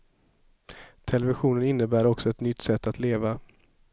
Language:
Swedish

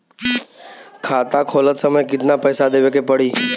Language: Bhojpuri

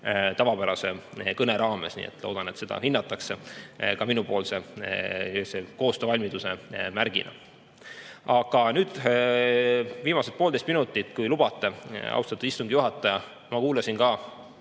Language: Estonian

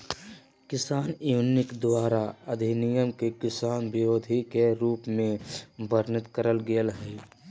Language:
Magahi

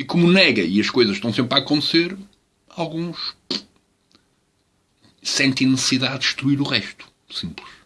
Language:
Portuguese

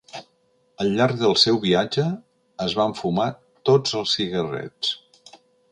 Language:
Catalan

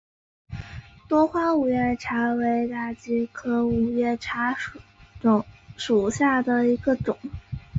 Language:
Chinese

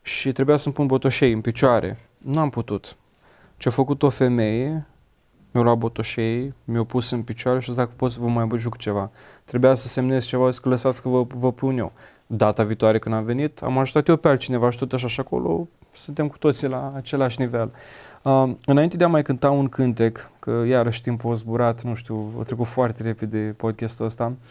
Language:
Romanian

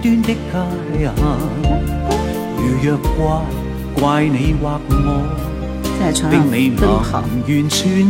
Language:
Chinese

